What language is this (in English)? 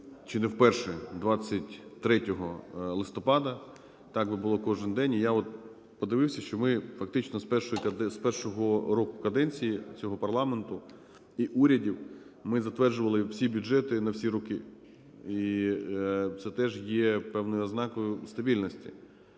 Ukrainian